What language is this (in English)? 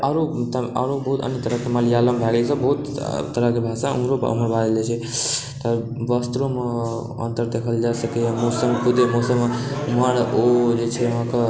Maithili